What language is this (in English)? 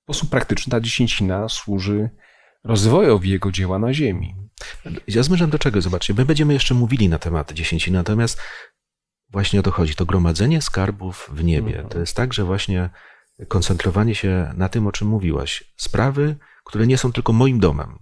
Polish